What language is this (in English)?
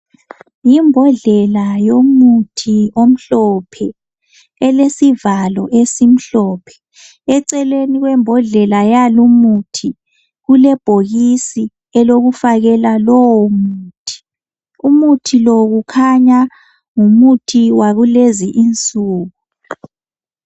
North Ndebele